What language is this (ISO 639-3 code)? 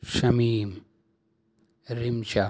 urd